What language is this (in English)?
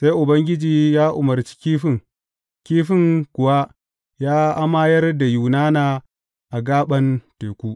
Hausa